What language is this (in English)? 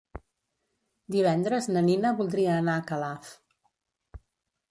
Catalan